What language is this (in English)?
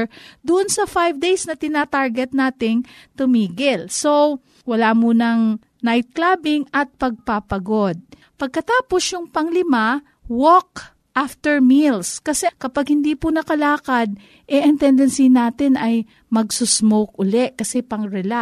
Filipino